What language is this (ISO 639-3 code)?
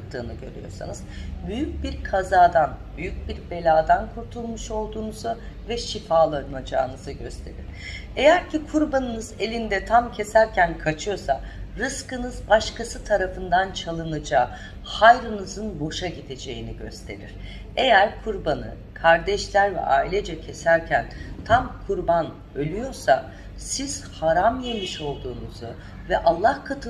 tur